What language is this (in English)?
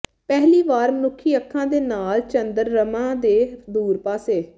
Punjabi